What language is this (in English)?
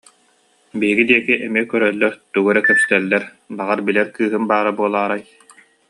Yakut